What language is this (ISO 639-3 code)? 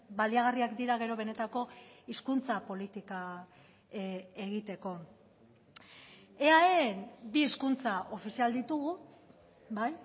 eus